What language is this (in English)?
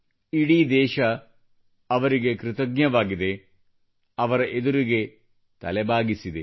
Kannada